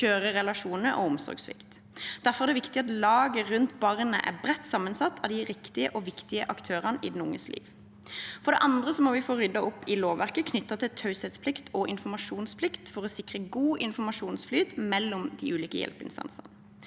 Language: Norwegian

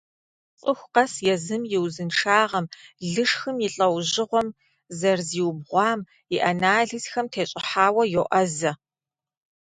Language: Kabardian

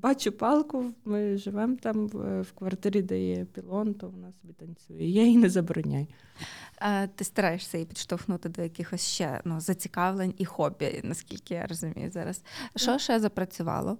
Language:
Ukrainian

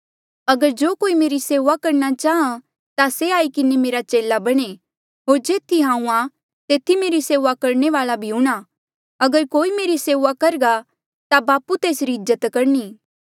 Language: Mandeali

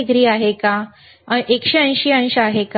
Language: Marathi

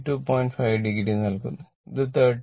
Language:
Malayalam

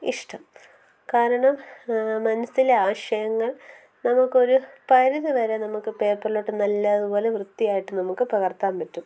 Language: Malayalam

